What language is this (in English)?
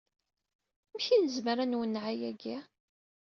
Kabyle